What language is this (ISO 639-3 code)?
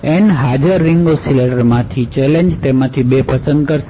guj